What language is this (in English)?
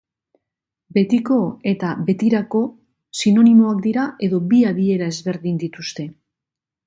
Basque